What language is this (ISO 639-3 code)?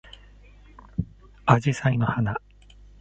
jpn